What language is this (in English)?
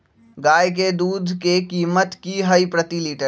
Magahi